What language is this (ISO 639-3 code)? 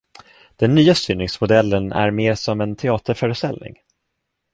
swe